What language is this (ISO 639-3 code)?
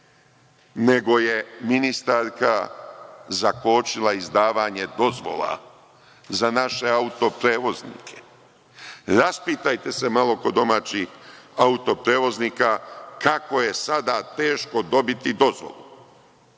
srp